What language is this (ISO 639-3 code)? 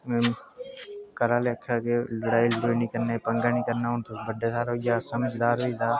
doi